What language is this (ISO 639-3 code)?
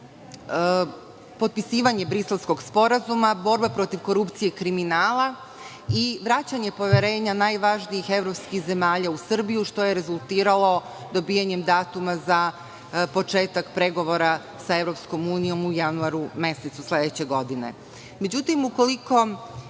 srp